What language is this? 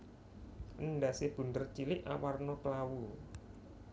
Javanese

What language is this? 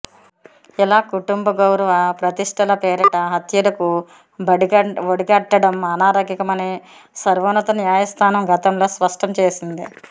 Telugu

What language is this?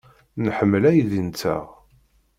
Kabyle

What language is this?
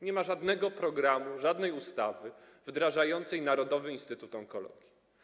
Polish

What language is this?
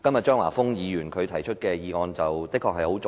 Cantonese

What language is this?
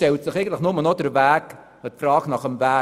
Swiss German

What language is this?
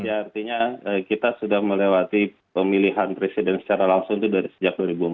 Indonesian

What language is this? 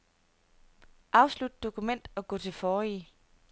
Danish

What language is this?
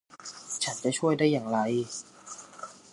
Thai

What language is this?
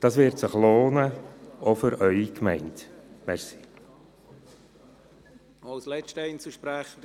Swiss German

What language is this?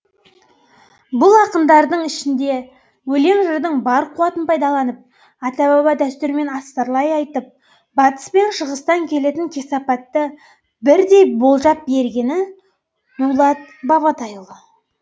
Kazakh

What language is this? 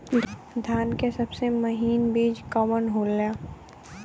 Bhojpuri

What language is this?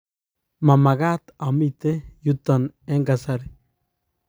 Kalenjin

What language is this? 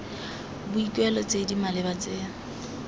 Tswana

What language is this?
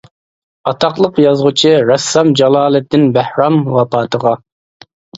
Uyghur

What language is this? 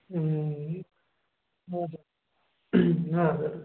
Nepali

